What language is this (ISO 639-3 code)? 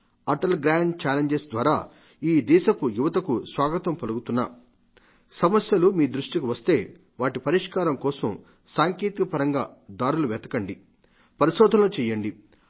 tel